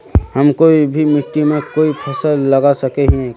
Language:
Magahi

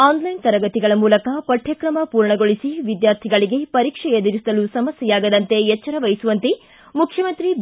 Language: Kannada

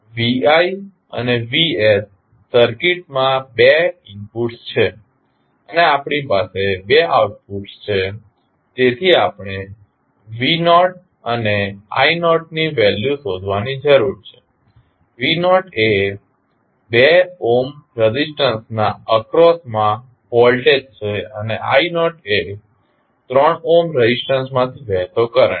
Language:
Gujarati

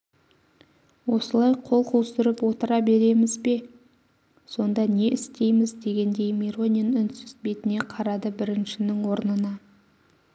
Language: Kazakh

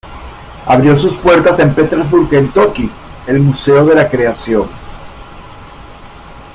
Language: Spanish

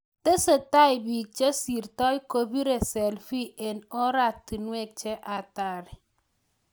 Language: Kalenjin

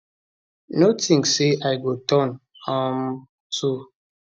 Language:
Nigerian Pidgin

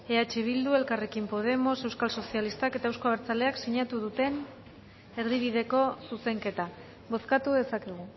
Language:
Basque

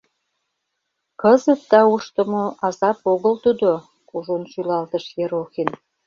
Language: Mari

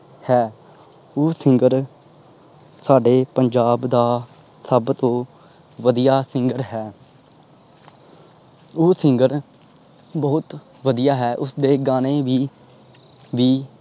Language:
Punjabi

